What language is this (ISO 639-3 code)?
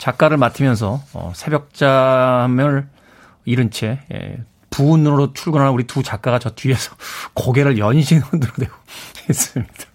kor